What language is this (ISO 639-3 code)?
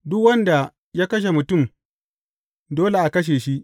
hau